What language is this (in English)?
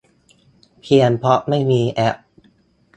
Thai